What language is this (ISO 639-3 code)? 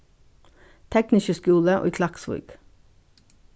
fao